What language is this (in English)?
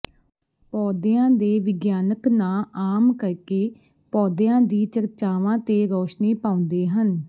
Punjabi